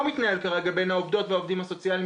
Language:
Hebrew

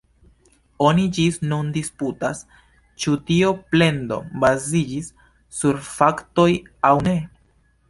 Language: Esperanto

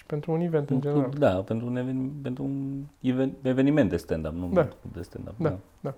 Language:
Romanian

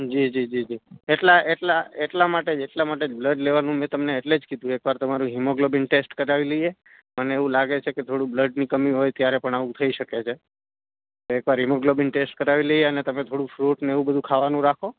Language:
Gujarati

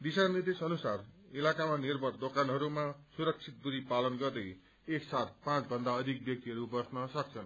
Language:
Nepali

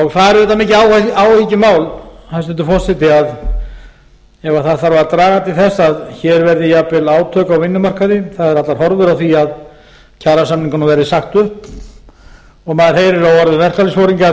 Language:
Icelandic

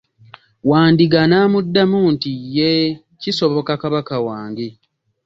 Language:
Ganda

